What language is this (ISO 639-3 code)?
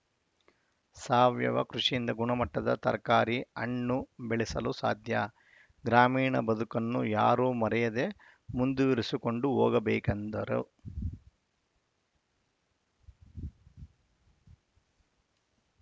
kan